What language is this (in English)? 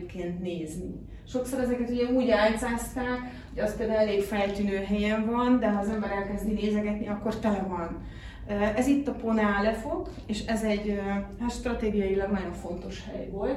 Hungarian